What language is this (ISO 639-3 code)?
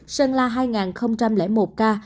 vie